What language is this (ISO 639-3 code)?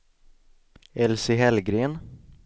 swe